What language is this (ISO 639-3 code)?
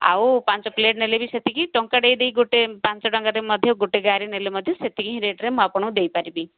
ori